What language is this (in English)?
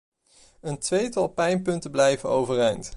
Dutch